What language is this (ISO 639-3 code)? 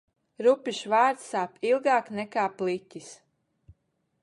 lav